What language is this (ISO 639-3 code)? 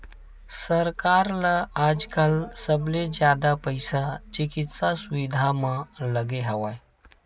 hne